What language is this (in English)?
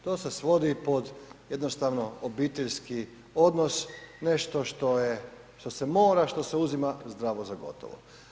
Croatian